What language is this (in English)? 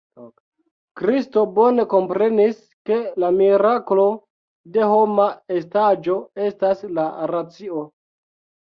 Esperanto